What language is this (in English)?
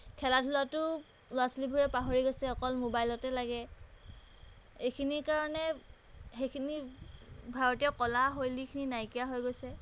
Assamese